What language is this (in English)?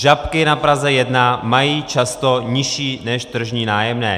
Czech